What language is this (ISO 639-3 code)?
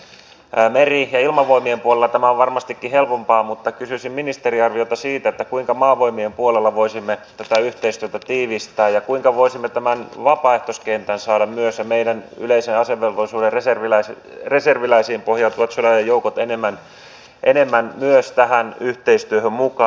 fin